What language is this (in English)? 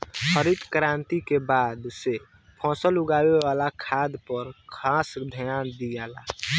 Bhojpuri